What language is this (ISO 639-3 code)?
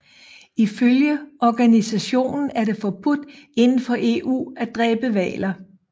dan